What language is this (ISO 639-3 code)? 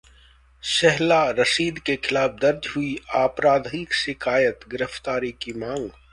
hin